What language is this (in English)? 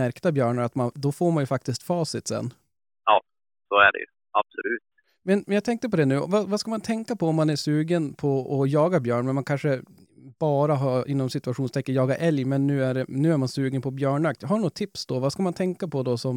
Swedish